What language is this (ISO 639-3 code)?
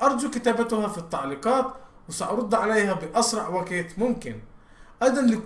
ara